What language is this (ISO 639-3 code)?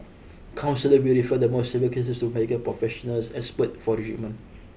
eng